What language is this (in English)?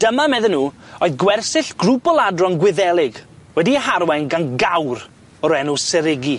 Welsh